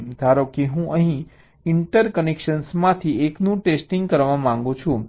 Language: Gujarati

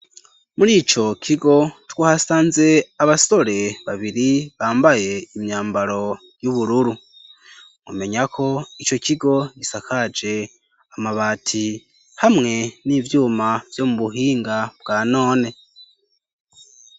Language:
Rundi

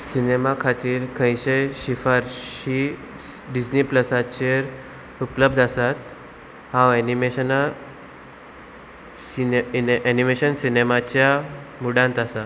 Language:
Konkani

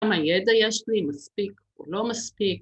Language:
Hebrew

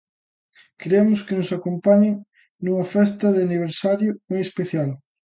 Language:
Galician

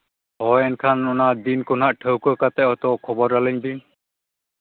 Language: Santali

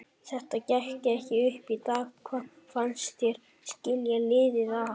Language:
Icelandic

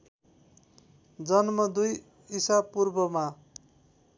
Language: Nepali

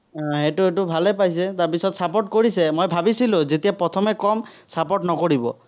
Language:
Assamese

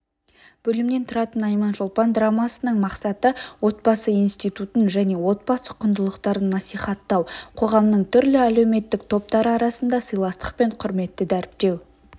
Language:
Kazakh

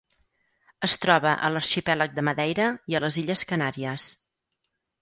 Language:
Catalan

